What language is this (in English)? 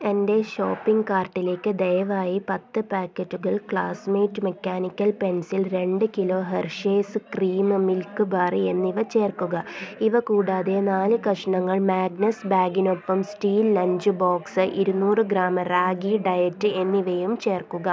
Malayalam